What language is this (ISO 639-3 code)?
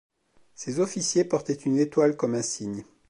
fra